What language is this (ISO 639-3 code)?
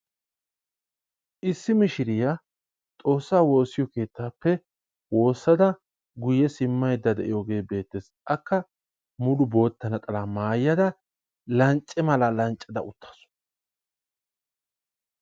wal